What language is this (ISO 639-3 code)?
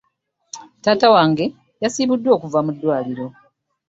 lug